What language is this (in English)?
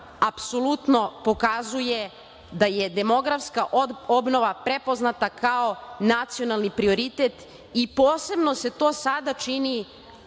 Serbian